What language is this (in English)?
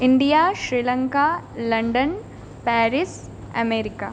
Sanskrit